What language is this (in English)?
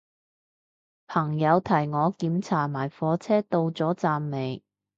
Cantonese